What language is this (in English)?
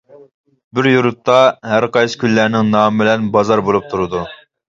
Uyghur